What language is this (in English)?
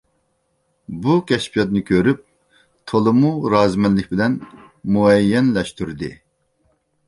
Uyghur